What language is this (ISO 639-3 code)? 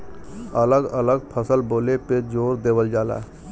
bho